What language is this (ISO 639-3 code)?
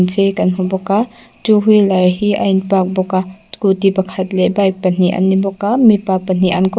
lus